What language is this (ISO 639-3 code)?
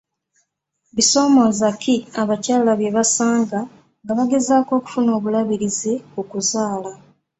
lug